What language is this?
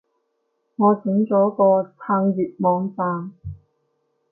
Cantonese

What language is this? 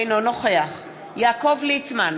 Hebrew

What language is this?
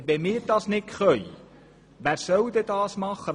Swiss German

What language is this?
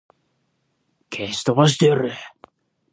Japanese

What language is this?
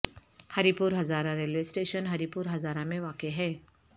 Urdu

